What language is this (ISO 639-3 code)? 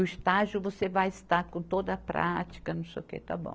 por